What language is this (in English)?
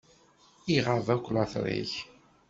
Kabyle